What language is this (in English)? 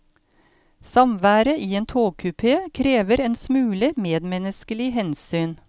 Norwegian